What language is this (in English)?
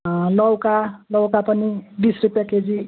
Nepali